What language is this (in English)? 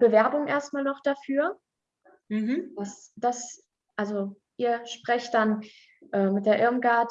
German